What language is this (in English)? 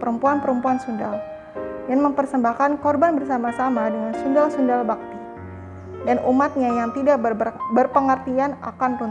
Indonesian